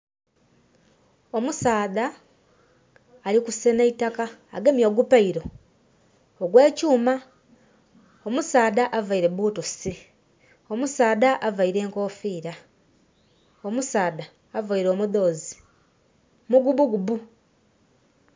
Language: Soga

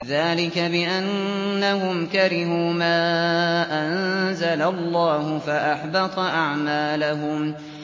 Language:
Arabic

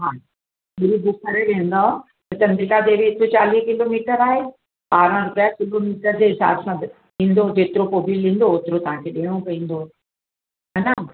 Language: Sindhi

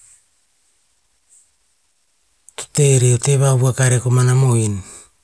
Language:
Tinputz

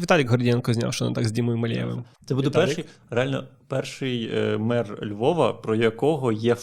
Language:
Ukrainian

